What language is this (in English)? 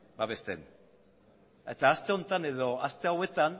Basque